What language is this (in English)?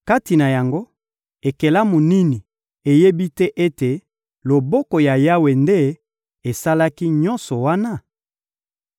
Lingala